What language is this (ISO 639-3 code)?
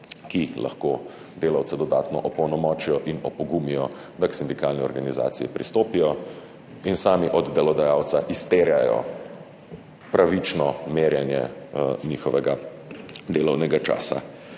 slv